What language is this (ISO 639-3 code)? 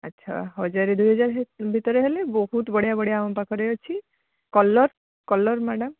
ori